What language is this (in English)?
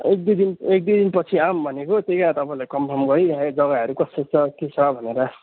Nepali